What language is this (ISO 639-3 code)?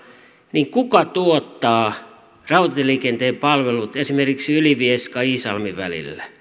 fin